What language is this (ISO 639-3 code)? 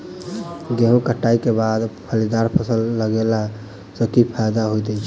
mai